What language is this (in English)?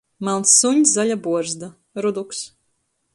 Latgalian